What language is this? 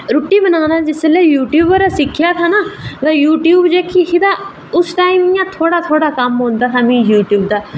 Dogri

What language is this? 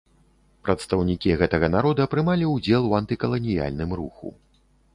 Belarusian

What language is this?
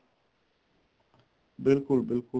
Punjabi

